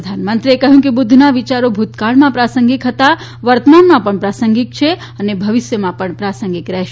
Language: Gujarati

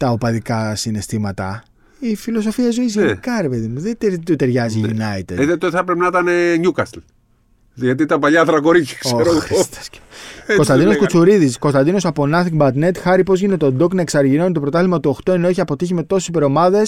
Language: Greek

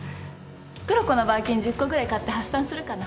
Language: Japanese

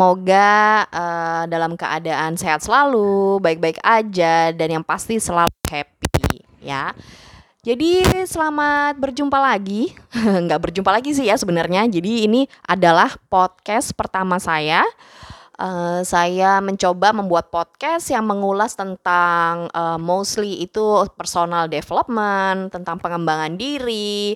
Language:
Indonesian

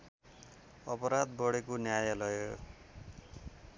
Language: Nepali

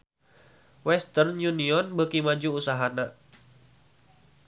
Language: Sundanese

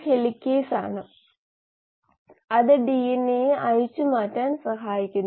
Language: Malayalam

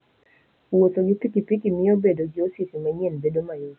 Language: Luo (Kenya and Tanzania)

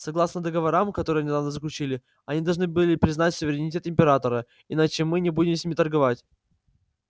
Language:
Russian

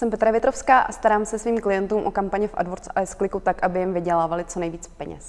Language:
Czech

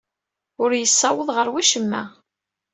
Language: Kabyle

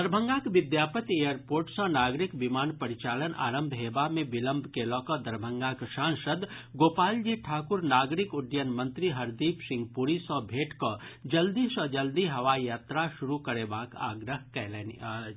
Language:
Maithili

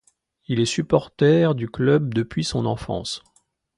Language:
French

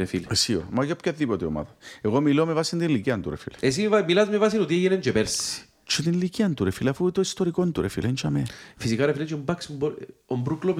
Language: Greek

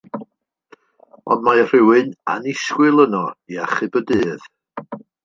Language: Welsh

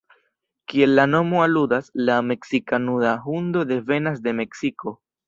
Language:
Esperanto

